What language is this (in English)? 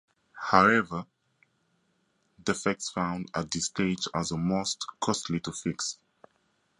English